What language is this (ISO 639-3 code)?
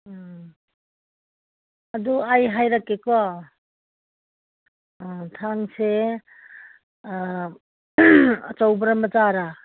mni